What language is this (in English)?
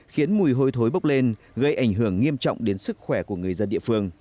Vietnamese